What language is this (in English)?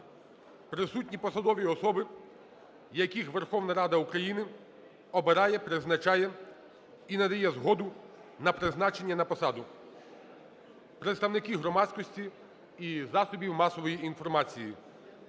Ukrainian